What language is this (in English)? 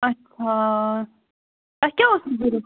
Kashmiri